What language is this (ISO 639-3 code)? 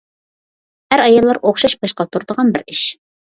uig